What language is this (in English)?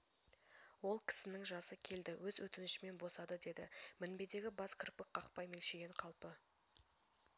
Kazakh